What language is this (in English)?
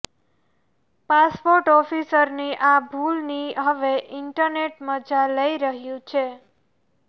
Gujarati